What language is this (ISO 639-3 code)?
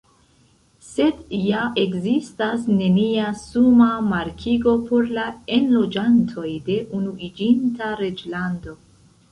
epo